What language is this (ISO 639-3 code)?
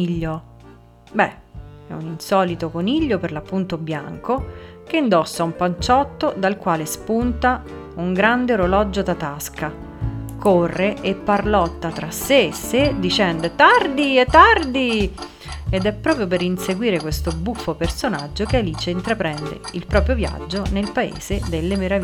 ita